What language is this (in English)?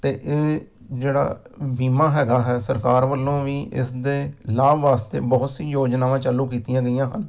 Punjabi